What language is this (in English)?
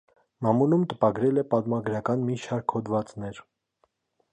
Armenian